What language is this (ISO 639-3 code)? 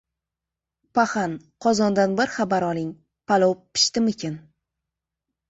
uzb